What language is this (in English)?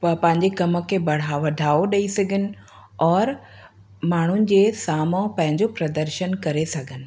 Sindhi